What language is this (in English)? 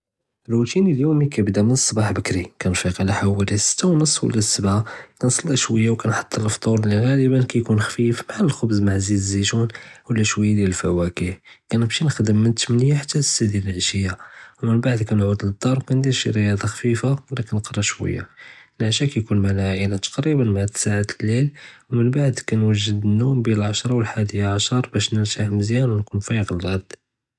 Judeo-Arabic